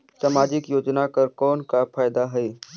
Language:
Chhattisgarhi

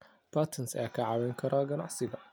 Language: Somali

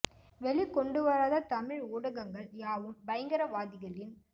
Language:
Tamil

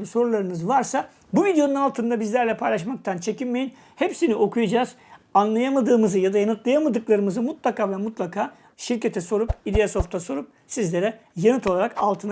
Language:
Turkish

